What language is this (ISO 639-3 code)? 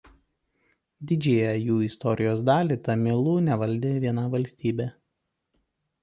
lit